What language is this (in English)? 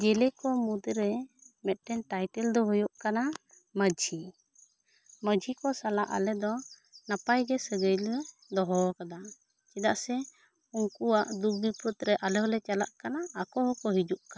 Santali